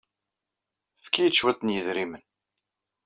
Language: Kabyle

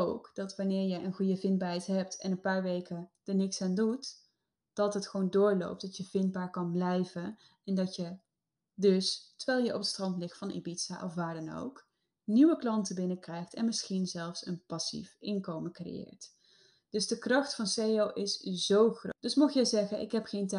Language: Dutch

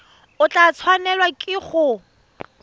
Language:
Tswana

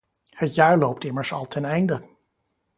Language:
Dutch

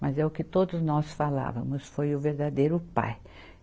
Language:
Portuguese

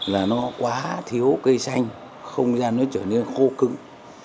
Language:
Vietnamese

